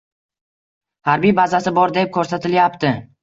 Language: Uzbek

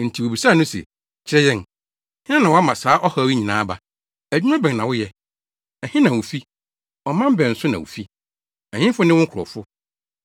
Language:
Akan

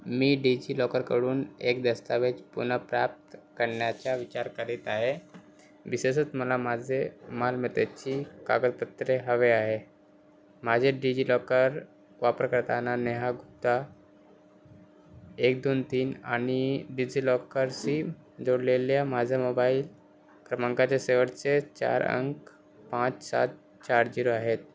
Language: Marathi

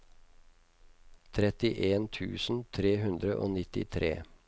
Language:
Norwegian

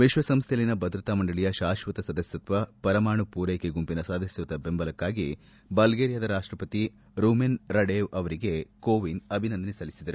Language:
Kannada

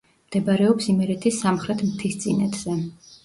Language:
Georgian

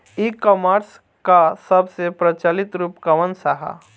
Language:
Bhojpuri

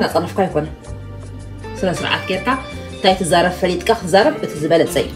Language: Arabic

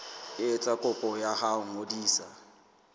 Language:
Southern Sotho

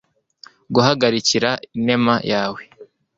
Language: Kinyarwanda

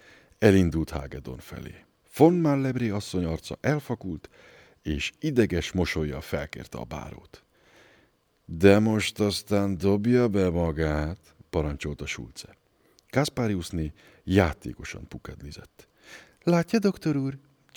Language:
Hungarian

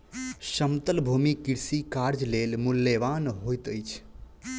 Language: Maithili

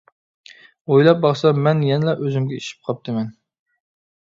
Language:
Uyghur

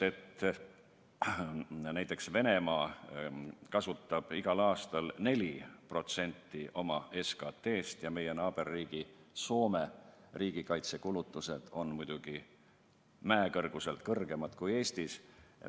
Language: Estonian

